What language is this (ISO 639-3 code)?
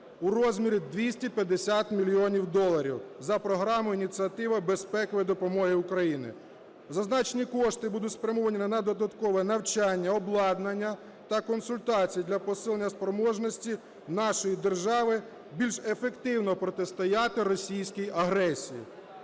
ukr